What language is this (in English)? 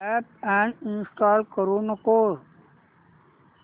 Marathi